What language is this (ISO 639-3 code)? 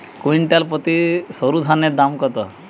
ben